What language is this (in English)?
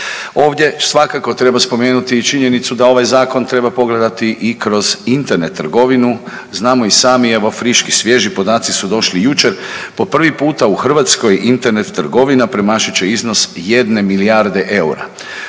Croatian